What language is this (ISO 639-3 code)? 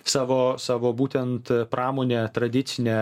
lit